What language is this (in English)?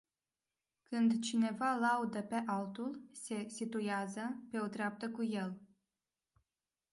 Romanian